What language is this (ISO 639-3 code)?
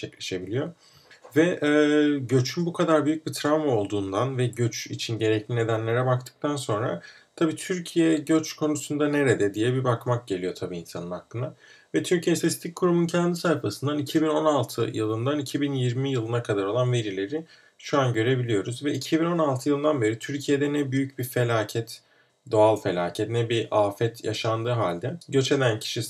tur